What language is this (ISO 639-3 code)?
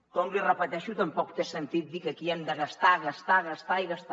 cat